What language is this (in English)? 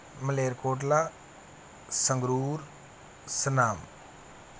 Punjabi